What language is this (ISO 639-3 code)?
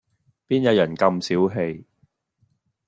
yue